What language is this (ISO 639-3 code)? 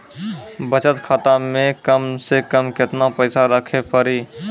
mai